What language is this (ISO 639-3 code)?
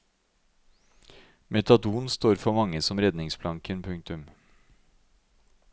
nor